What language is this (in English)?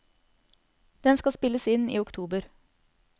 Norwegian